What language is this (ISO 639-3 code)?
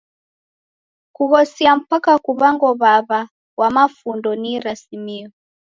dav